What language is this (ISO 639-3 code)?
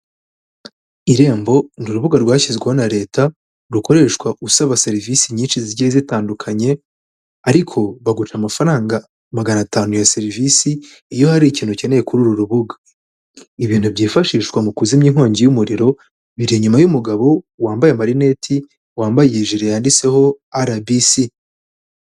kin